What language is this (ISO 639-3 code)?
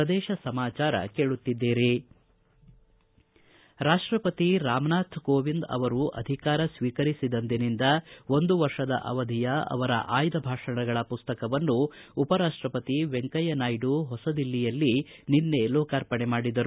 kan